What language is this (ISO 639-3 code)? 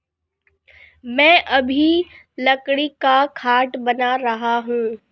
hin